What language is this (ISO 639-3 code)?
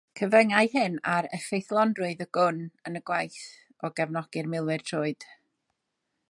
cym